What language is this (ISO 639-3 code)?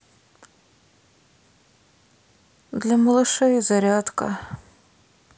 rus